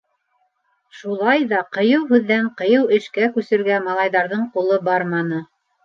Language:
Bashkir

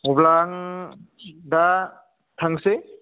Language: Bodo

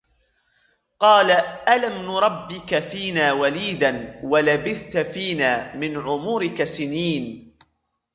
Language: Arabic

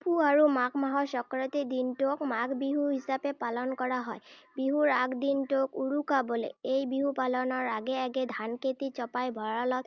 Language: Assamese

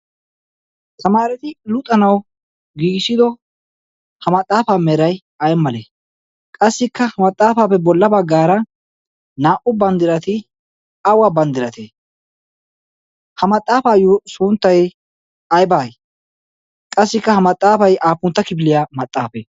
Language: Wolaytta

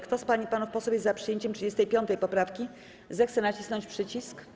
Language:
Polish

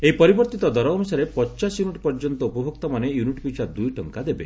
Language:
Odia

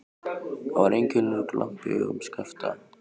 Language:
Icelandic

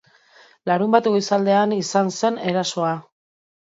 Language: Basque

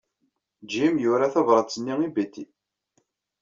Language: Kabyle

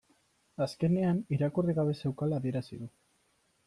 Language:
Basque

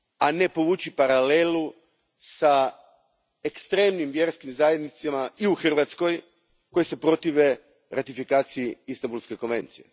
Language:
Croatian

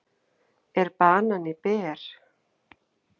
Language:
Icelandic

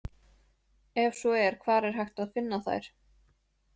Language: Icelandic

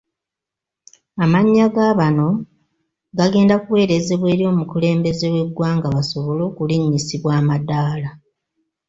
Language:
Ganda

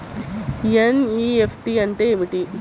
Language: Telugu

